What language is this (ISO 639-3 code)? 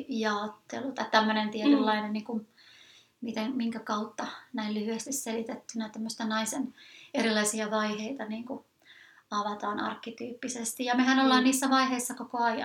fin